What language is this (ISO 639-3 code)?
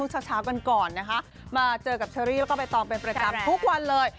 tha